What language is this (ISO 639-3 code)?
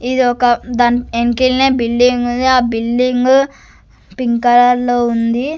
tel